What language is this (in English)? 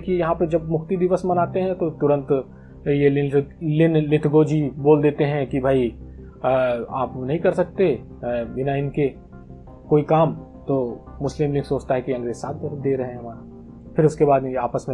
Hindi